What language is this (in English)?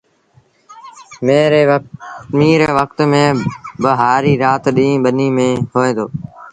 Sindhi Bhil